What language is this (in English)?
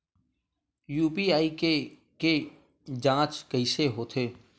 Chhattisgarhi